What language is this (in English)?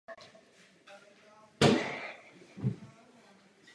Czech